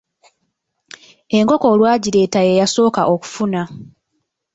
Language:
Ganda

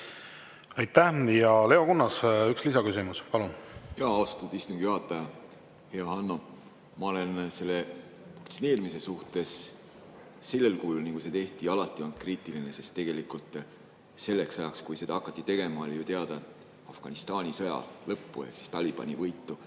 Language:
Estonian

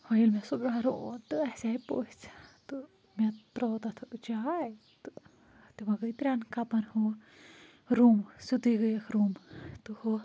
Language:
Kashmiri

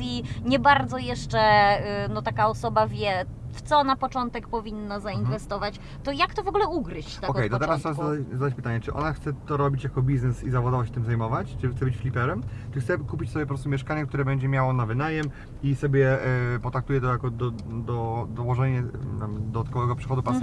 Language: Polish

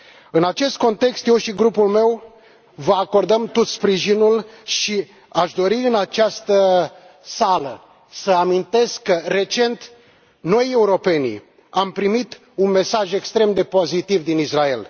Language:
Romanian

